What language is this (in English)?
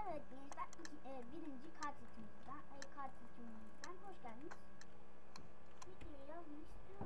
Turkish